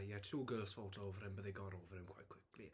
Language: Welsh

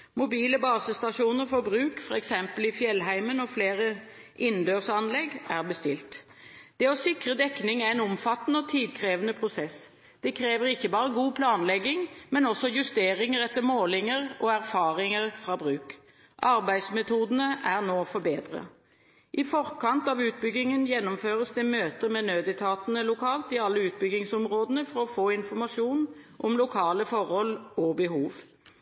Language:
Norwegian Bokmål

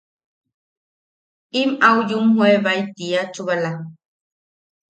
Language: Yaqui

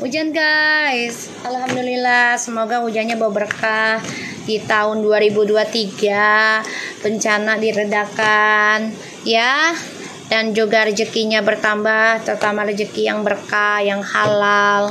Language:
Indonesian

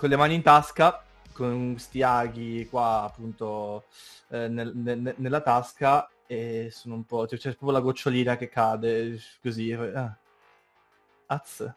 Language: Italian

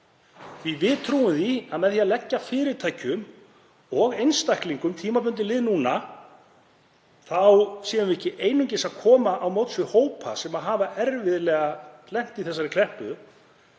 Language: Icelandic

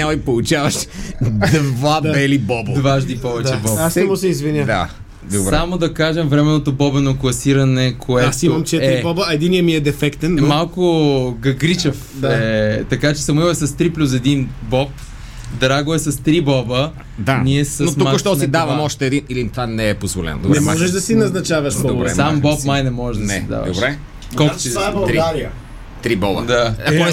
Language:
Bulgarian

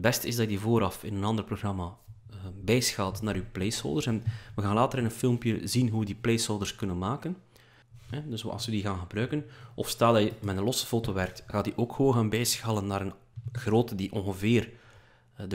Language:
Dutch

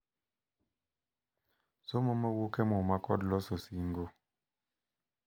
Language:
Luo (Kenya and Tanzania)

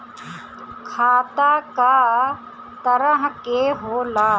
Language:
Bhojpuri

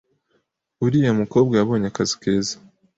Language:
Kinyarwanda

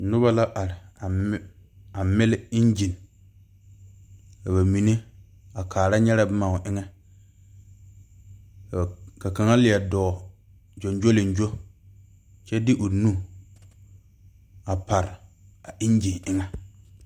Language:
Southern Dagaare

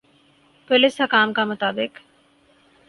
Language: Urdu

